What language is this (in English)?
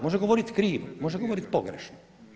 Croatian